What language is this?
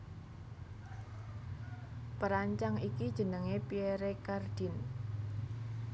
Javanese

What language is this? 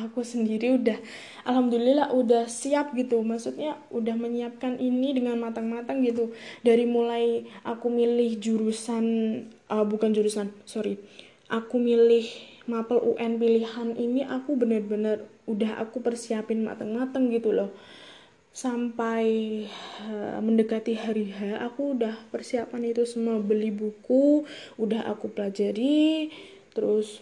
Indonesian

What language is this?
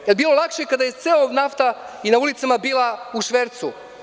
Serbian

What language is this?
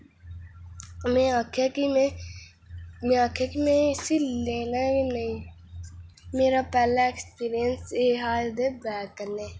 Dogri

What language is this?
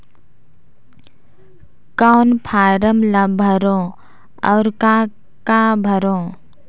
Chhattisgarhi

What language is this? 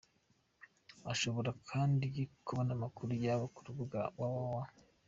Kinyarwanda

